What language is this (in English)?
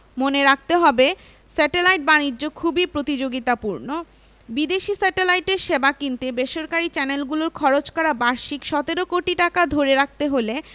Bangla